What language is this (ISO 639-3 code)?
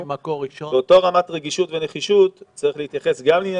heb